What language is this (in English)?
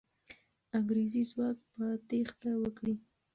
Pashto